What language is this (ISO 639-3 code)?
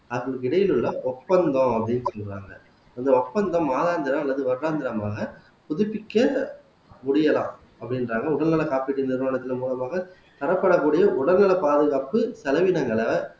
tam